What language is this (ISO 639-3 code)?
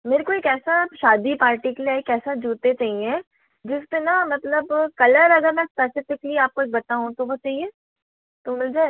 hin